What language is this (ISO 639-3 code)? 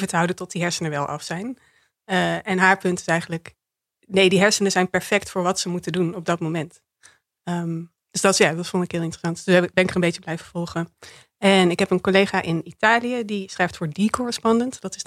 nld